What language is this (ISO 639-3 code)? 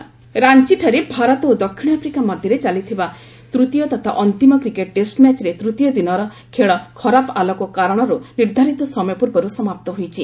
ori